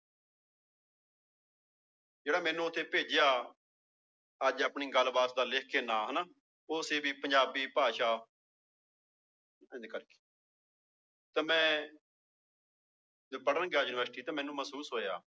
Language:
Punjabi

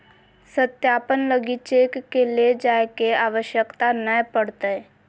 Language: Magahi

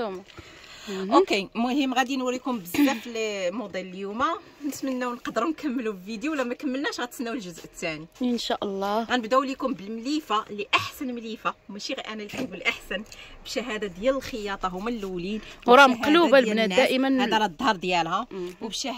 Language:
Arabic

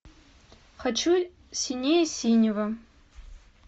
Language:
Russian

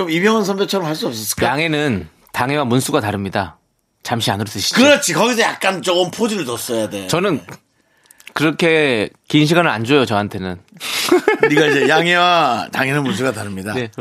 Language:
Korean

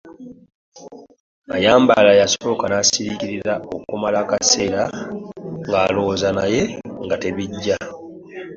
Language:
Ganda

